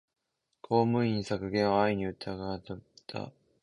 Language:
Japanese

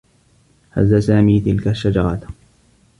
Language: Arabic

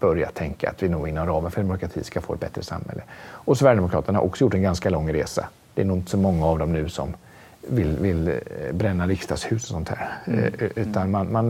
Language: Swedish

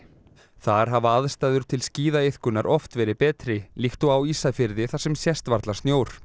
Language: Icelandic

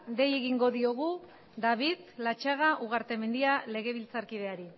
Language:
Basque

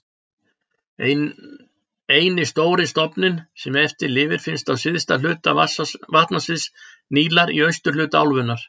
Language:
Icelandic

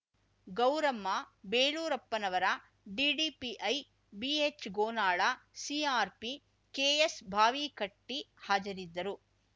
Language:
Kannada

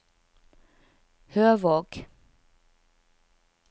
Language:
Norwegian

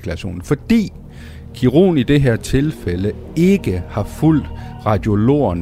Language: Danish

